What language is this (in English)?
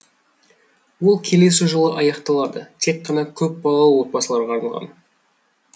Kazakh